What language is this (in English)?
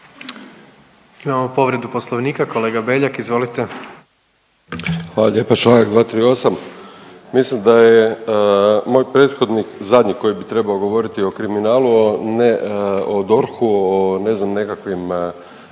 Croatian